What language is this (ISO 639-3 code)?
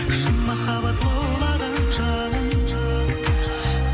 kaz